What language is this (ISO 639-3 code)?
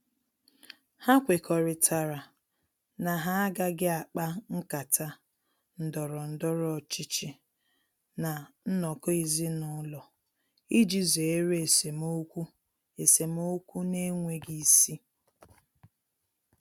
ibo